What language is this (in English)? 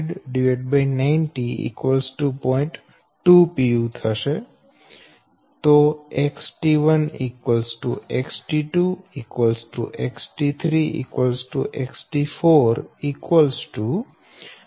Gujarati